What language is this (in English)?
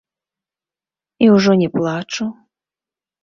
Belarusian